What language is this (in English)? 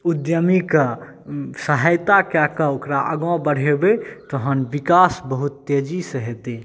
Maithili